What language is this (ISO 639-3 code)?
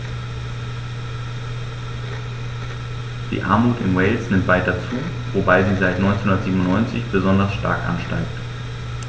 deu